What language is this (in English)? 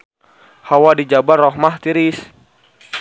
Sundanese